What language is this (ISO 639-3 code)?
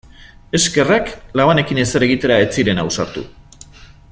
eus